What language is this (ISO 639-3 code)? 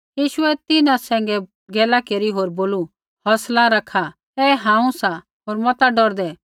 kfx